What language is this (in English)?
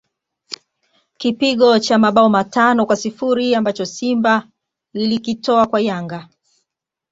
Swahili